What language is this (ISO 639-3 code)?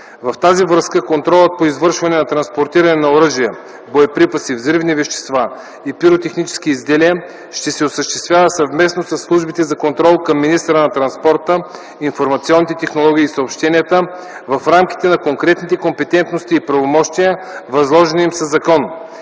bul